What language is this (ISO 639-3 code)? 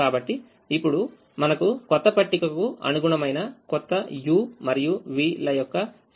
tel